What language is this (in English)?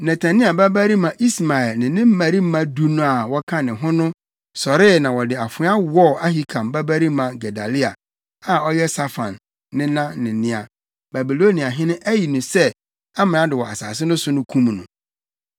Akan